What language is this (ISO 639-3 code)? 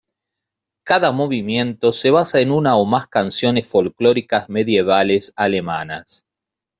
spa